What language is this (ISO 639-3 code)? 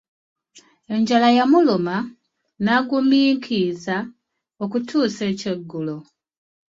lug